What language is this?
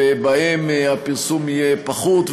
Hebrew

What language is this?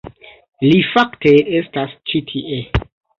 Esperanto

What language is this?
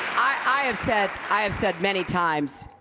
English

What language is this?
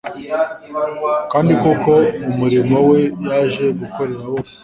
Kinyarwanda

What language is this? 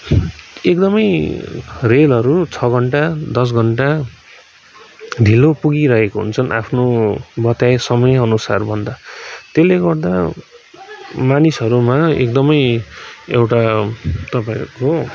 Nepali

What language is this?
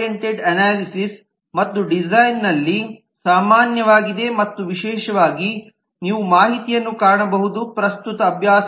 Kannada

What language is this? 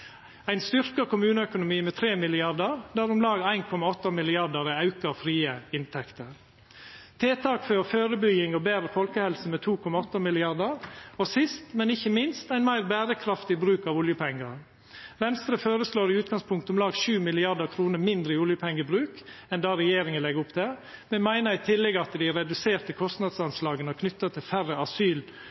Norwegian Nynorsk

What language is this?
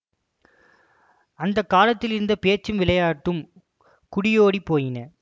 Tamil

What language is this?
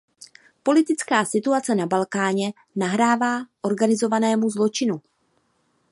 Czech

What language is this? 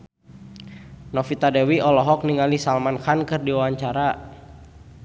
Sundanese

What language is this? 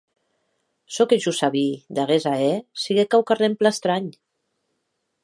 Occitan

